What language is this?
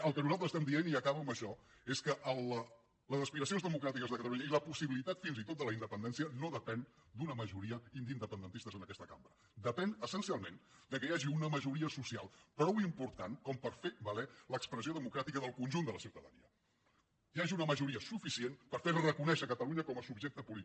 Catalan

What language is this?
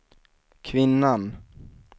Swedish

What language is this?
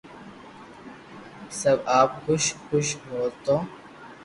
Loarki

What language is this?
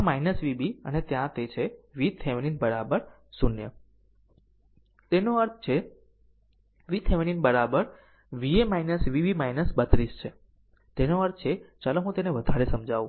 Gujarati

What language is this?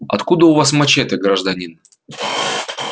Russian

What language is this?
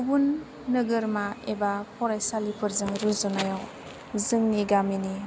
Bodo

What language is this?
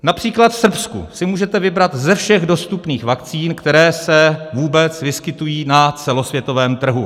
Czech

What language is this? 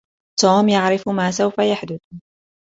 Arabic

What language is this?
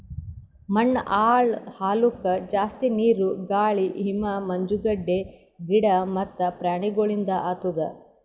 Kannada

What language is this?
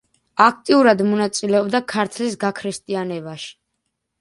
Georgian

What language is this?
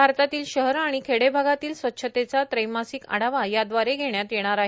Marathi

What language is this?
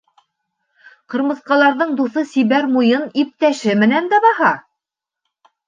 Bashkir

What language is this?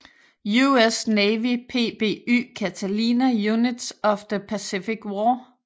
Danish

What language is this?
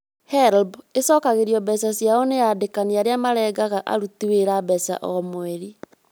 Kikuyu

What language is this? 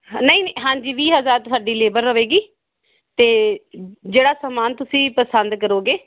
Punjabi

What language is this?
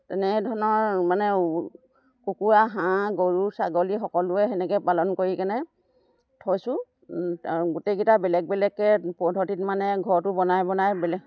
Assamese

